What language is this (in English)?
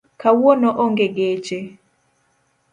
Luo (Kenya and Tanzania)